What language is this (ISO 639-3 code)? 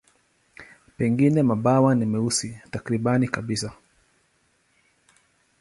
swa